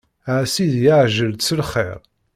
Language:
Kabyle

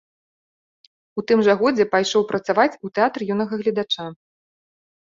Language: Belarusian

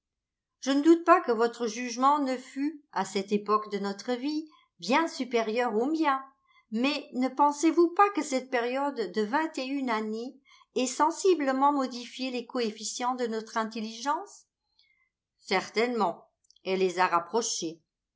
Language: French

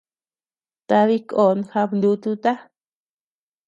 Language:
Tepeuxila Cuicatec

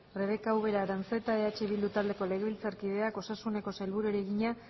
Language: Basque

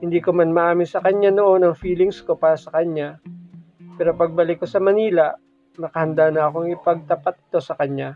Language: Filipino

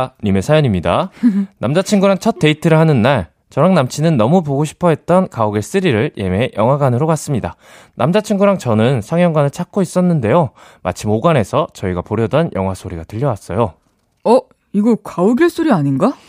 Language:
Korean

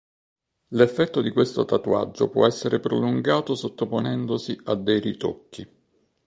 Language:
Italian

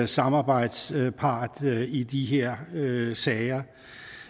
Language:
Danish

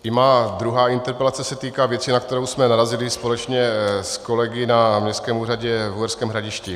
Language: Czech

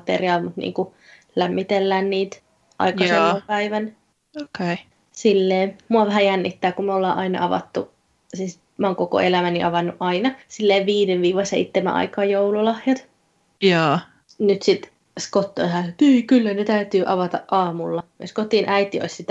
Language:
Finnish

